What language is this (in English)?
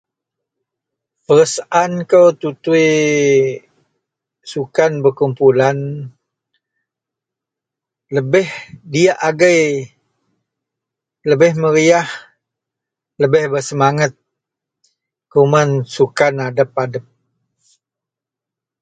Central Melanau